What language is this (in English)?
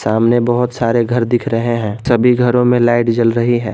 Hindi